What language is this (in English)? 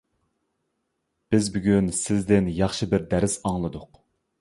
Uyghur